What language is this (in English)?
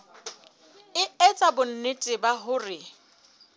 Southern Sotho